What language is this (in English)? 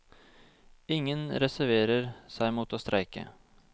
Norwegian